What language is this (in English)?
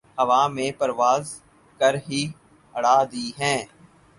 Urdu